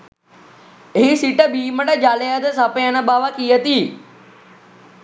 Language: Sinhala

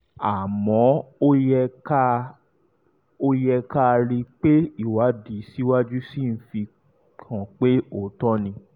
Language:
Yoruba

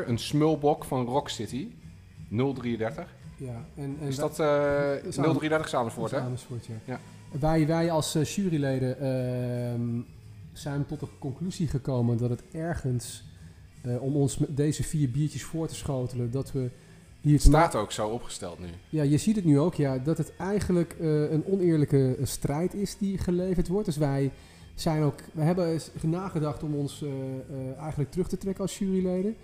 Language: Dutch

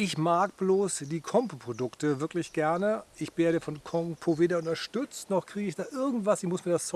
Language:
German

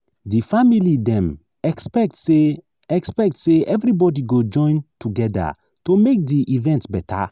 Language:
Nigerian Pidgin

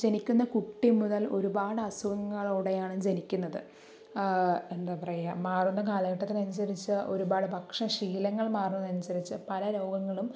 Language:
Malayalam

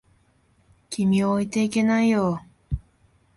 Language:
Japanese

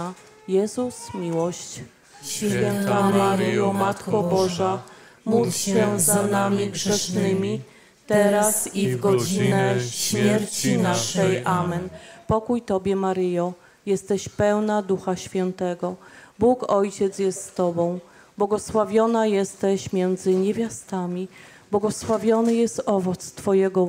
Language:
Polish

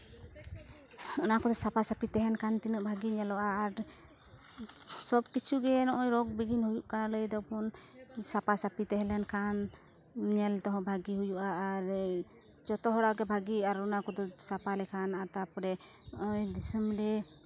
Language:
Santali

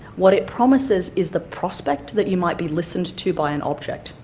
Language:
English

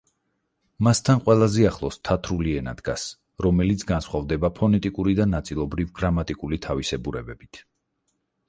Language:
Georgian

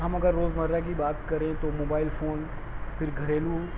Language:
Urdu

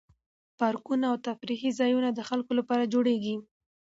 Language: Pashto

